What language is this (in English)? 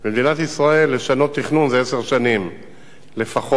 Hebrew